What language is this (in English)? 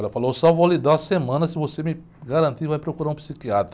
Portuguese